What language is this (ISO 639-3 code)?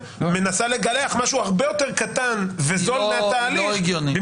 heb